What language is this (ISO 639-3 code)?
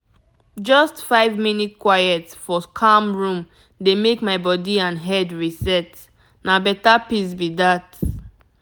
pcm